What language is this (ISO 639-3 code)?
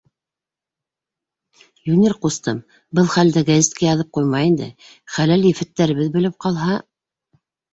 bak